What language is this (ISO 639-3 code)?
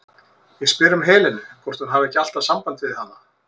isl